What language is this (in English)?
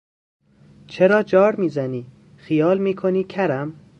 Persian